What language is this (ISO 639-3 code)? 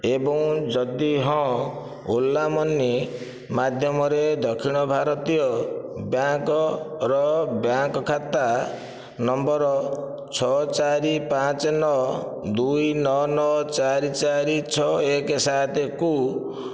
ori